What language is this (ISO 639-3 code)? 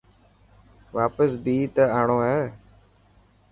mki